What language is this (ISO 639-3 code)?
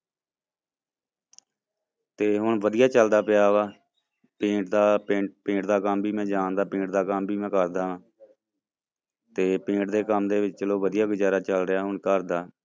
pan